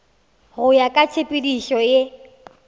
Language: Northern Sotho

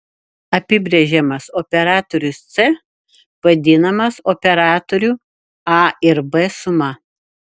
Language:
Lithuanian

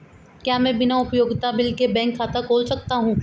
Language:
Hindi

